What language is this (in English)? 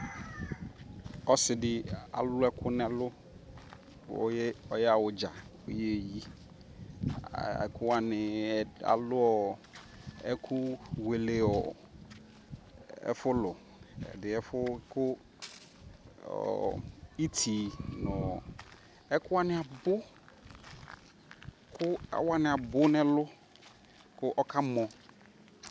Ikposo